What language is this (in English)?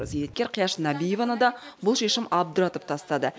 Kazakh